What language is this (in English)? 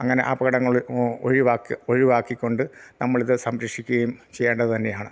Malayalam